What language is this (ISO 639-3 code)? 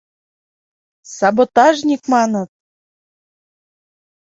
chm